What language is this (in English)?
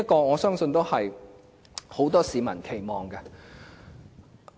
Cantonese